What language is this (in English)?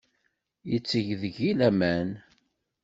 Kabyle